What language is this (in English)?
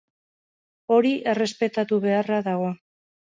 Basque